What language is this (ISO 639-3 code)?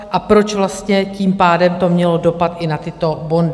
ces